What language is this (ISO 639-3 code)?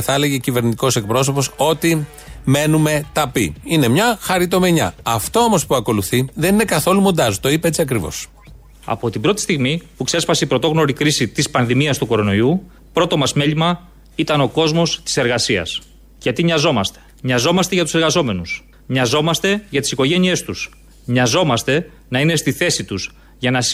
ell